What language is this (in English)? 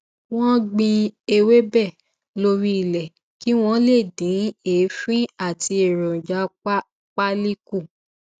Yoruba